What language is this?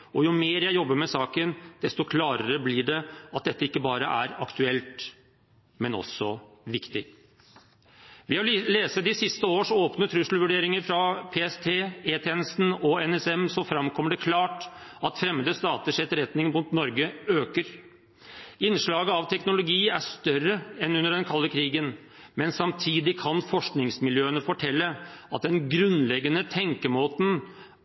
Norwegian Bokmål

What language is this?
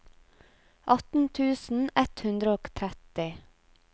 Norwegian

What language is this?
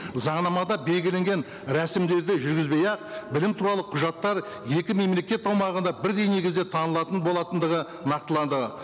Kazakh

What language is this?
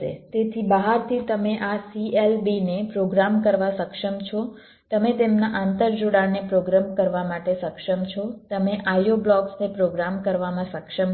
Gujarati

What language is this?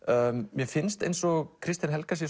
Icelandic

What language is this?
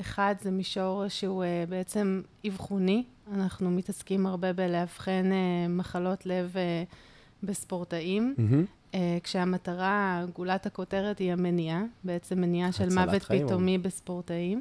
Hebrew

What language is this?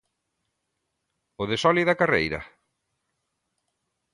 Galician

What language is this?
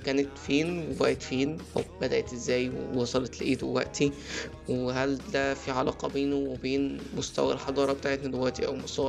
Arabic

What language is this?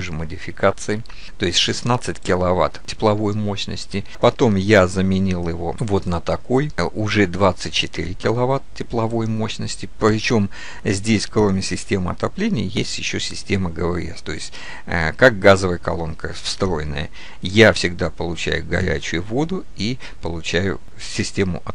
Russian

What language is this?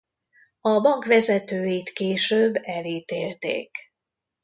Hungarian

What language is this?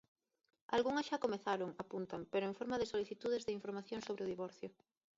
Galician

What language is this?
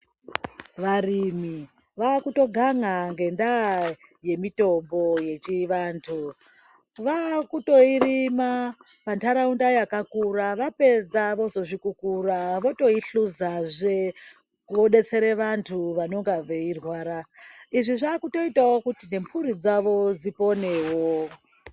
Ndau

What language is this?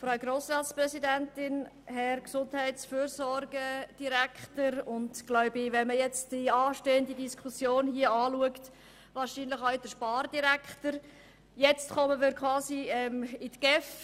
Swiss German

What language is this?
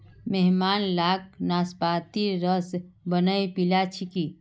Magahi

